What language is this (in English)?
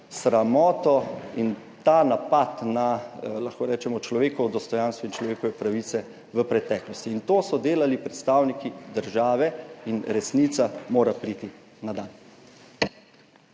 Slovenian